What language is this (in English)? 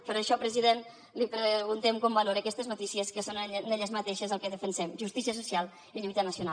Catalan